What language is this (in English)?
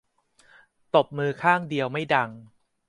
Thai